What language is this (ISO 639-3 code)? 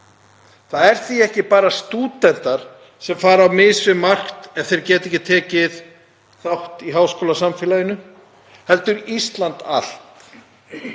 isl